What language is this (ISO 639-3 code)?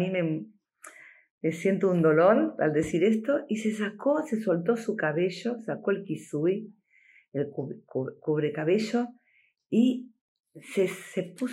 spa